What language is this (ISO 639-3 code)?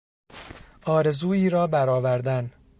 fas